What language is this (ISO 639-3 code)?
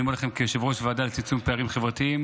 heb